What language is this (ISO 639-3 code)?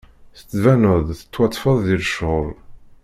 kab